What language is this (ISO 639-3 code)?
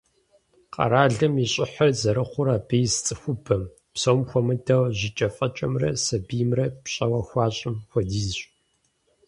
kbd